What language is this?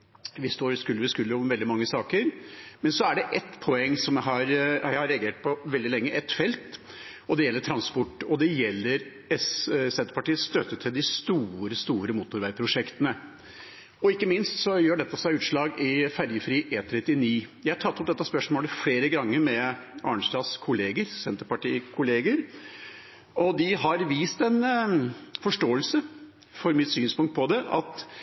Norwegian Bokmål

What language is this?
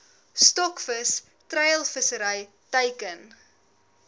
Afrikaans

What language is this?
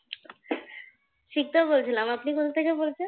Bangla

